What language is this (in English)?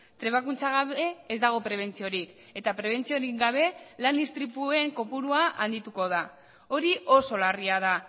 Basque